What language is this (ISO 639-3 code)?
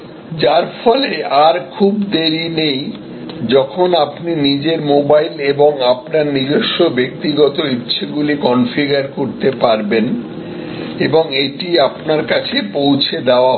ben